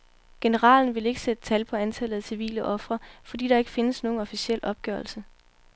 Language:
Danish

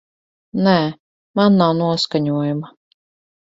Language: Latvian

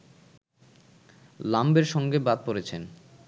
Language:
Bangla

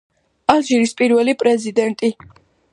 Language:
Georgian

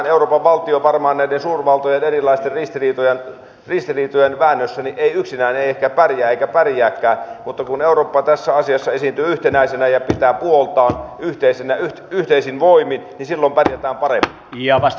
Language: Finnish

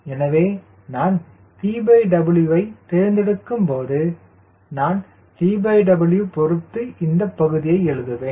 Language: Tamil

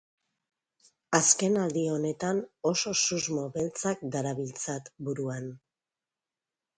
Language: Basque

